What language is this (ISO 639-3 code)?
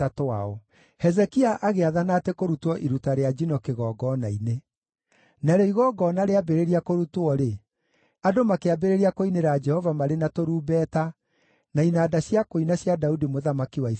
kik